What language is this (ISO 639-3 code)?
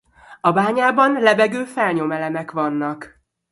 hun